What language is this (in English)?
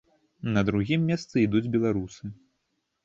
Belarusian